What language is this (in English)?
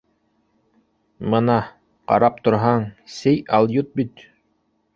Bashkir